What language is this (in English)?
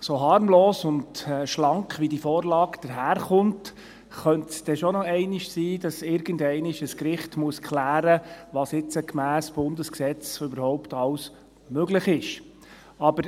Swiss German